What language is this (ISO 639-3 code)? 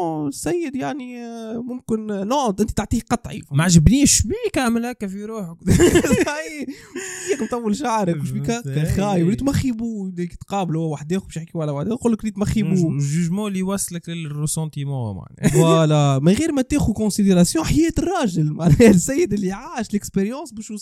ara